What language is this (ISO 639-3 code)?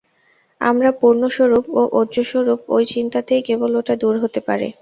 ben